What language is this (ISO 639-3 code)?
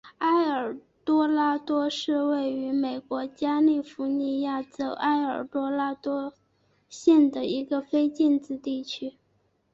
zho